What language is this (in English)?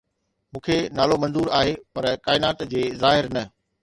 Sindhi